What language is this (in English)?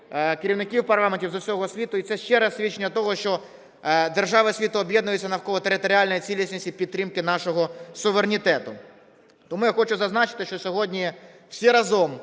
Ukrainian